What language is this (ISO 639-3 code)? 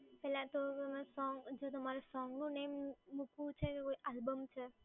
guj